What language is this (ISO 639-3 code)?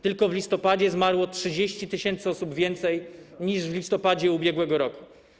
pol